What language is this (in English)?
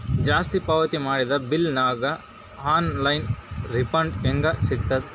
Kannada